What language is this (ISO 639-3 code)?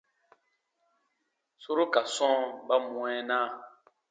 bba